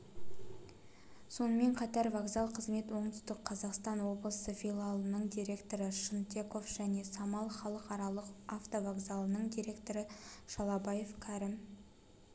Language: Kazakh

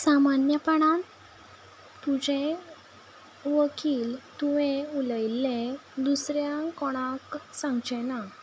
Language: Konkani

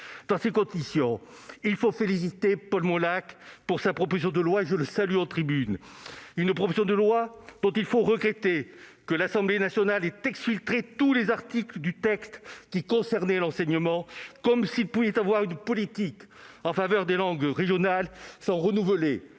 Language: French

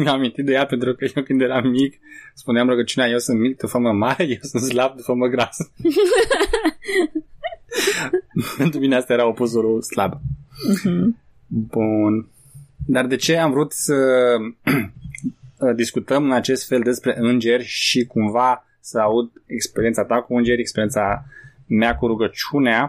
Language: Romanian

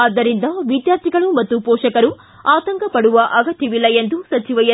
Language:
Kannada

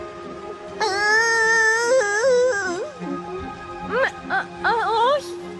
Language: Greek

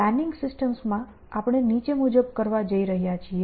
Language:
Gujarati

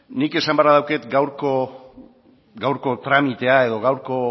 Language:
Basque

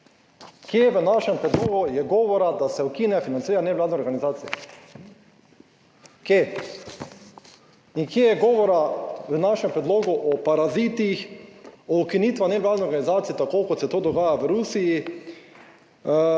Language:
Slovenian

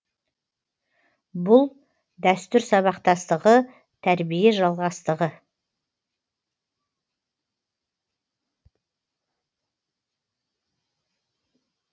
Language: Kazakh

